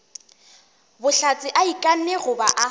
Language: Northern Sotho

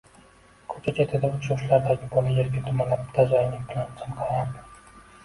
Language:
Uzbek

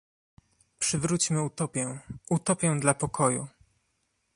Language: Polish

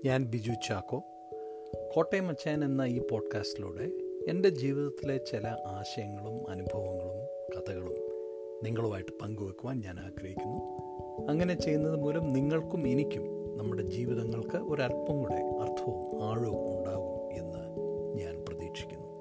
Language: Malayalam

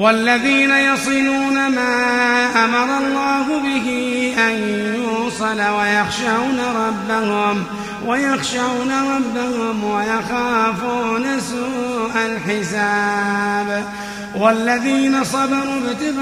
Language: Arabic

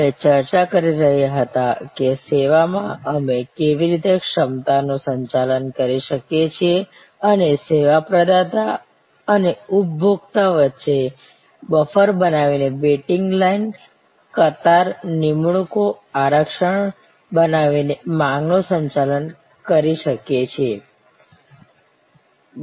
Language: Gujarati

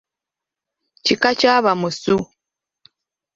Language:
Ganda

